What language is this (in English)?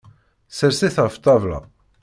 Kabyle